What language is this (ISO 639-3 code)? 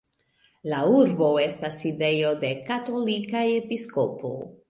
epo